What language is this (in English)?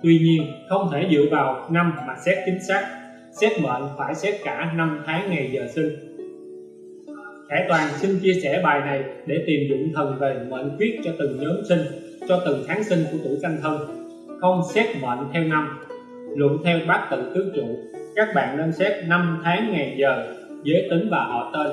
Vietnamese